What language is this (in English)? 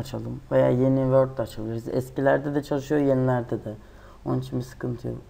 Turkish